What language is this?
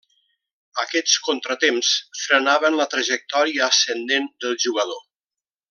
Catalan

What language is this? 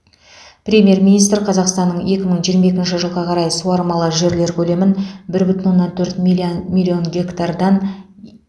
Kazakh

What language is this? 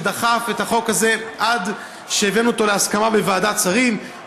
Hebrew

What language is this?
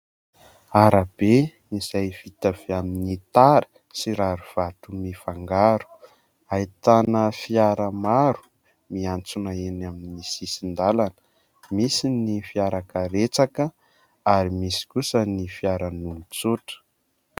Malagasy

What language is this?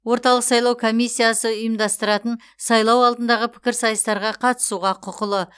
Kazakh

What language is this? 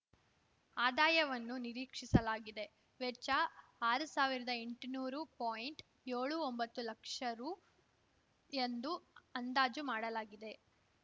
Kannada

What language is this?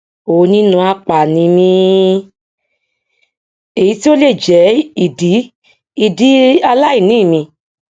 Yoruba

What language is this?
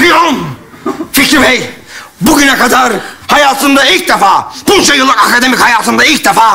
Turkish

